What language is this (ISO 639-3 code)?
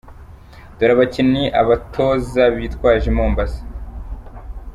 kin